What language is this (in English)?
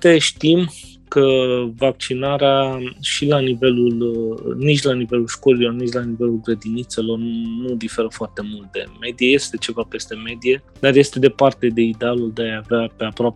Romanian